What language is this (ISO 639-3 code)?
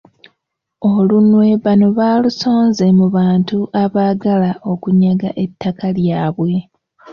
lug